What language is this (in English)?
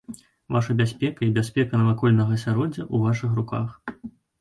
Belarusian